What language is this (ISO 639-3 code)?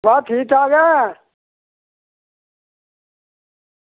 doi